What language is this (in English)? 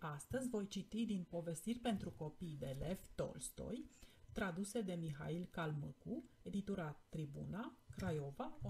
Romanian